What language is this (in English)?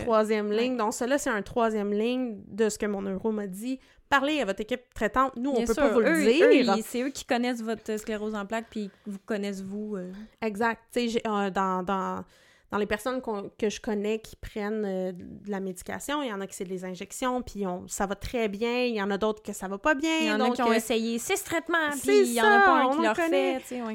French